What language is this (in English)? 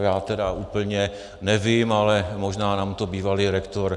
Czech